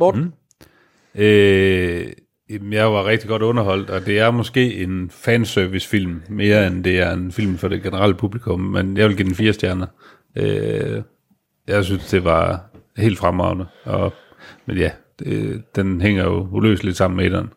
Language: Danish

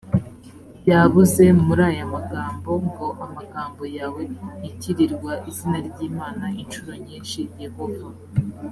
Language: Kinyarwanda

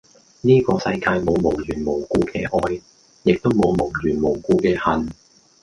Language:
Cantonese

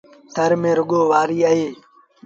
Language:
Sindhi Bhil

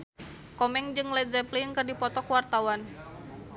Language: Sundanese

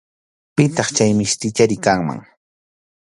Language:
Arequipa-La Unión Quechua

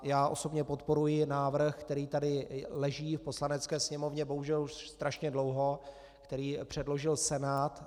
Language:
Czech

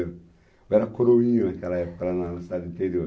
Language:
Portuguese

